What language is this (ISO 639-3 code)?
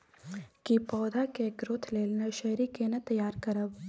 mai